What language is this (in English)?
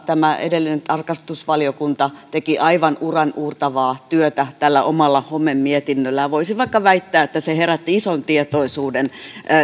Finnish